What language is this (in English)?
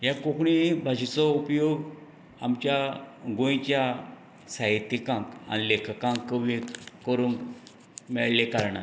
Konkani